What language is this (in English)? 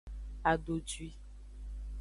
Aja (Benin)